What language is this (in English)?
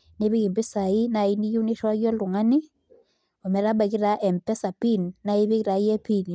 Masai